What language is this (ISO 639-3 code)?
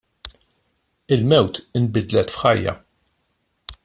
mlt